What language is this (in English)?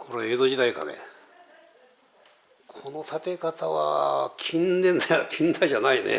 Japanese